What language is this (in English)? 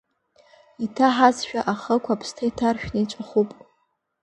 Abkhazian